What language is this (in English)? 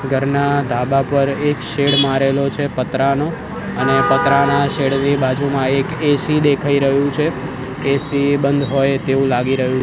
Gujarati